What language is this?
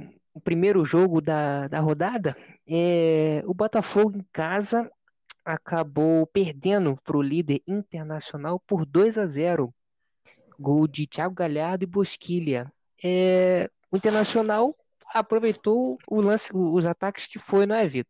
Portuguese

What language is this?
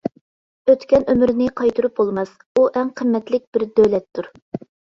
Uyghur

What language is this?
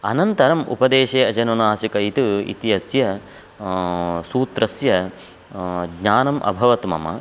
Sanskrit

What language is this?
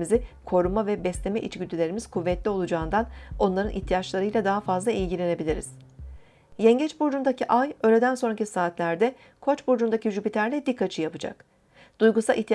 Turkish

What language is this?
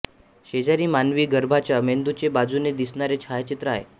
Marathi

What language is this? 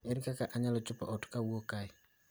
Luo (Kenya and Tanzania)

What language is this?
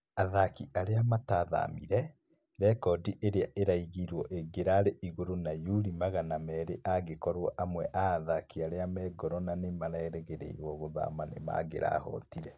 Kikuyu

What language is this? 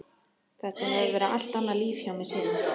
Icelandic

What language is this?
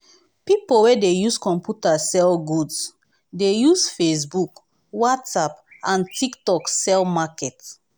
Nigerian Pidgin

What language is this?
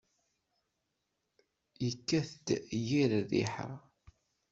Kabyle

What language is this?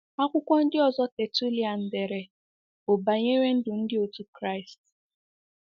Igbo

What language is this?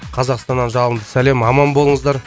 Kazakh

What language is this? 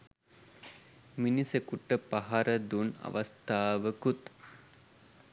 Sinhala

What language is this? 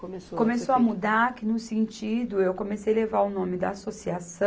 Portuguese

